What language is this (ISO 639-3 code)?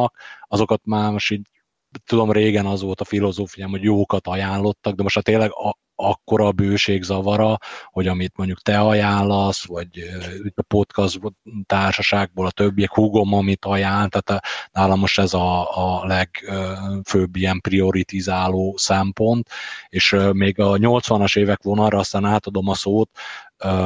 hun